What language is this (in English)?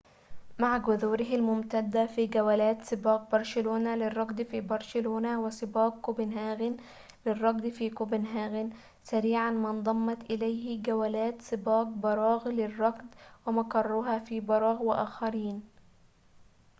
Arabic